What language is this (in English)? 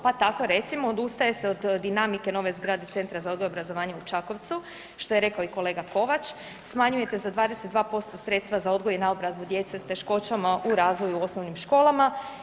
Croatian